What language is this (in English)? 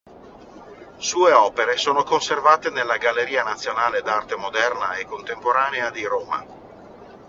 Italian